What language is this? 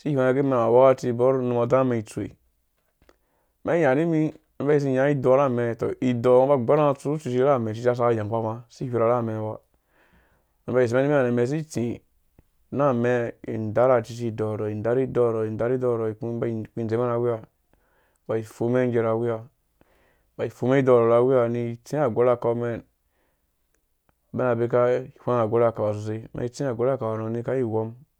Dũya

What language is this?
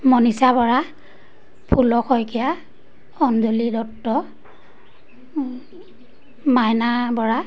Assamese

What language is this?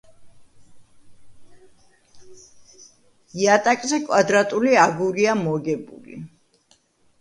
Georgian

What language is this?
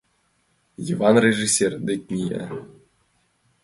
Mari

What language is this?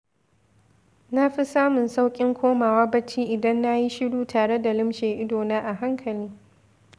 Hausa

